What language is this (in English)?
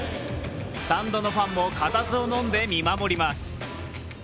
Japanese